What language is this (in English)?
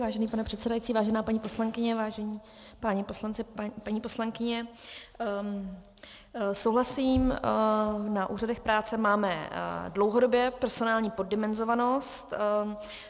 Czech